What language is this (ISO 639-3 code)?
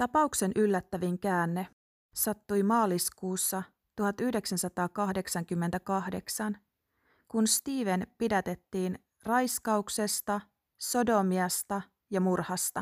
fin